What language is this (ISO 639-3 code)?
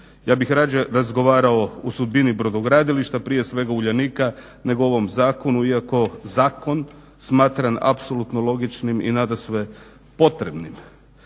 hrv